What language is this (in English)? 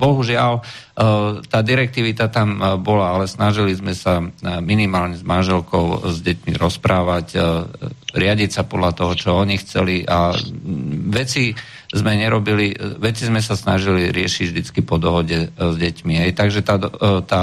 Czech